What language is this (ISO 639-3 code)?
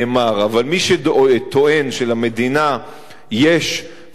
heb